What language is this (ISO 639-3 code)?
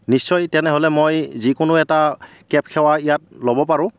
asm